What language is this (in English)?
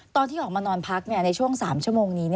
Thai